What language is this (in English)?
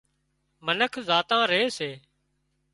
Wadiyara Koli